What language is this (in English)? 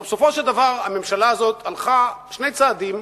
Hebrew